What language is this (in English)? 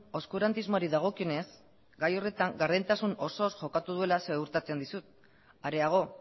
Basque